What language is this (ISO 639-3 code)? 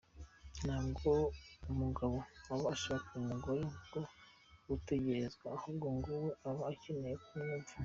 kin